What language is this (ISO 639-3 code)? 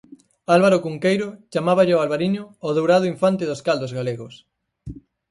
glg